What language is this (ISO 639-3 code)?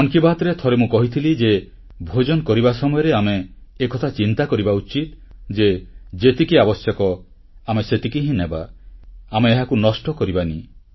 ori